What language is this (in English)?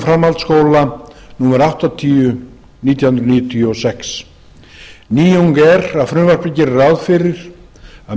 Icelandic